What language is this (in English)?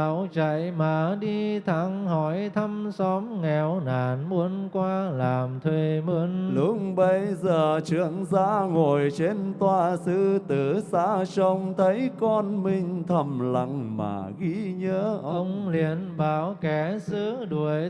Vietnamese